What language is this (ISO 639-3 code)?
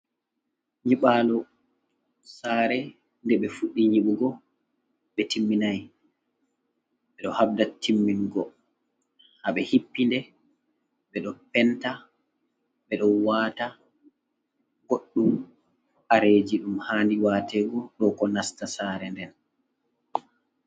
ful